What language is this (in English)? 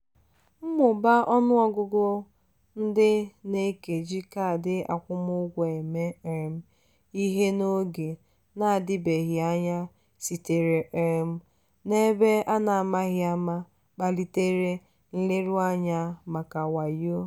Igbo